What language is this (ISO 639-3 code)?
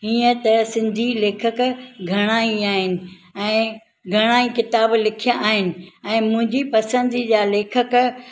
snd